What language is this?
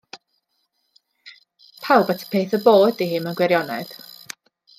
Welsh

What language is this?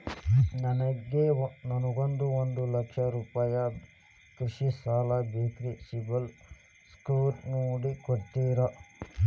Kannada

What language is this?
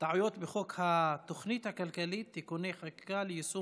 Hebrew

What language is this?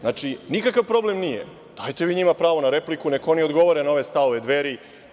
Serbian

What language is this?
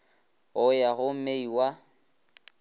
Northern Sotho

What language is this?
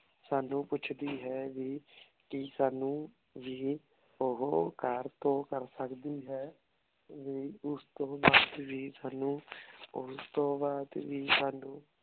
Punjabi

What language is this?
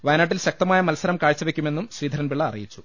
Malayalam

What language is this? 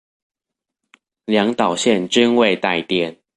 Chinese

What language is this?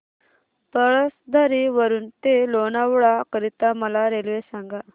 Marathi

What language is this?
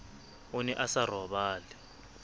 Southern Sotho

